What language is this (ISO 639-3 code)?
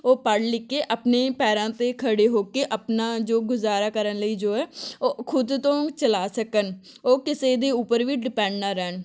pan